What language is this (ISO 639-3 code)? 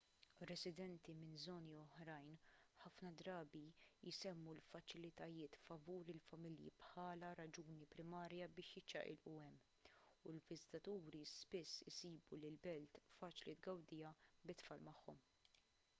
mlt